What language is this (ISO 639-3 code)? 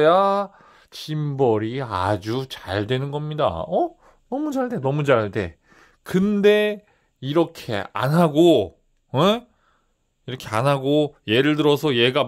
kor